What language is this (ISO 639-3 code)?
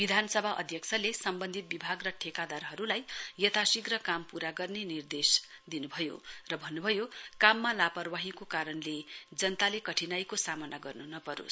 nep